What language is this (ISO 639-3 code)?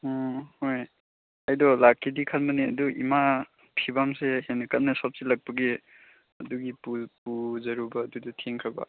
mni